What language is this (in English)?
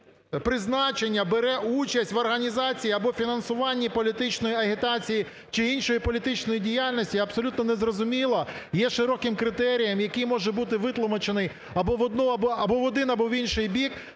Ukrainian